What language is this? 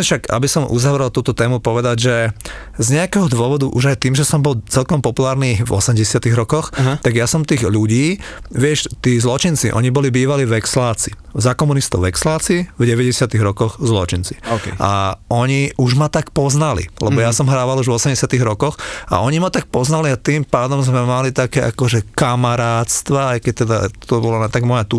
Slovak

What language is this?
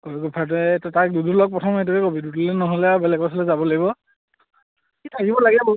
Assamese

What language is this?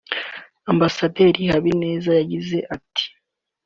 Kinyarwanda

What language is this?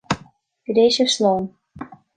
Irish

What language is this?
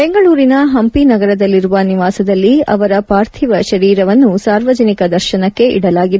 Kannada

